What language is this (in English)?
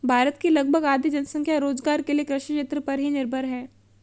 Hindi